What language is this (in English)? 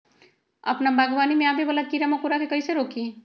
Magahi